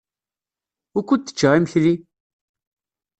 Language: Kabyle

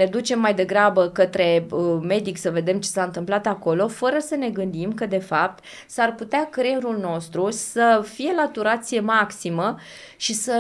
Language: Romanian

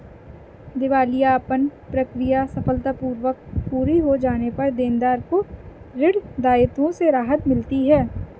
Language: Hindi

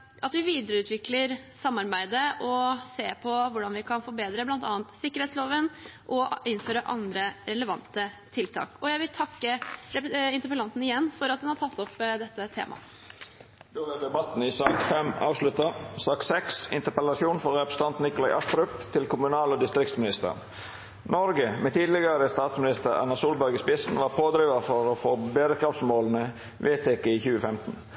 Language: Norwegian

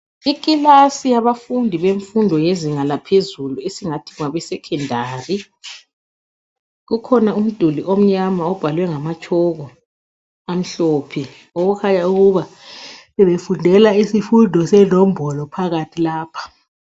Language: North Ndebele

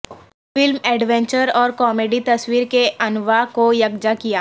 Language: Urdu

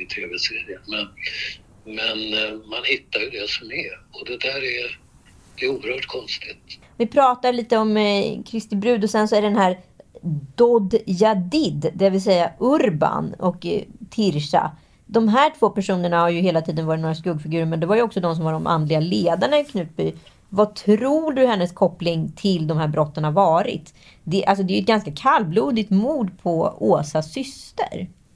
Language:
Swedish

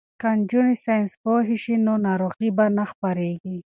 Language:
Pashto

